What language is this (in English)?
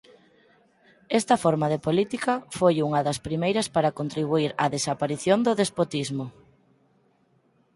Galician